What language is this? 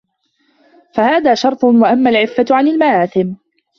Arabic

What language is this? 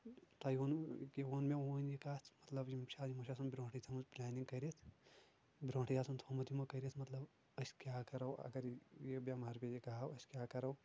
Kashmiri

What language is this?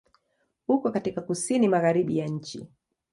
Swahili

